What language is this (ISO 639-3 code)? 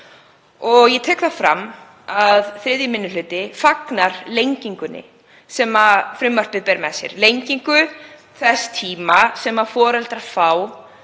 isl